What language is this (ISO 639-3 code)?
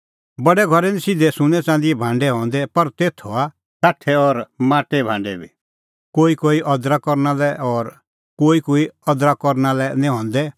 kfx